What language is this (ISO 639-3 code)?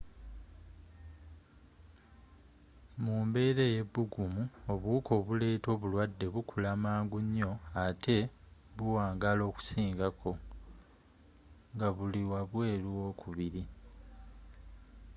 lug